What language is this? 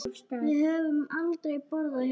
Icelandic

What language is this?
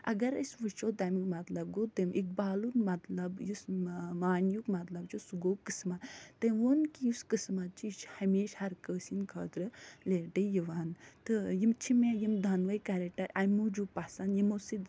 Kashmiri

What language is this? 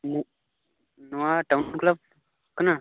Santali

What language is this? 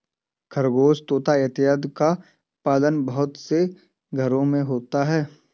Hindi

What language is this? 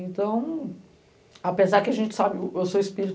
Portuguese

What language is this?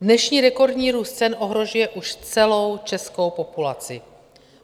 Czech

